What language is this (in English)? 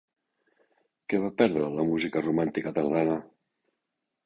Catalan